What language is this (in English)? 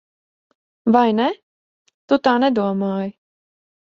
Latvian